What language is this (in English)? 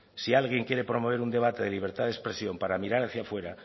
Spanish